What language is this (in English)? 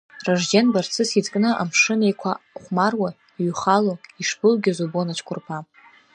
Abkhazian